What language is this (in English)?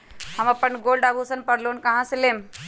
Magahi